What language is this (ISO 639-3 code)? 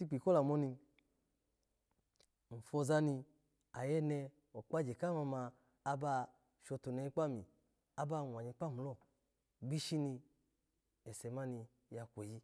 ala